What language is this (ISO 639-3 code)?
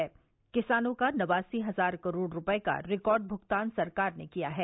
hin